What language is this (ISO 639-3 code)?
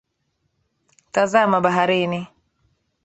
swa